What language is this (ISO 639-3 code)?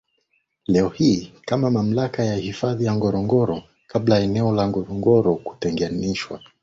swa